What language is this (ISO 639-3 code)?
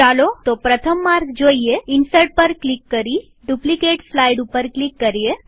guj